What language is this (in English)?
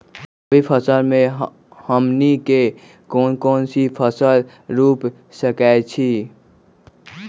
Magahi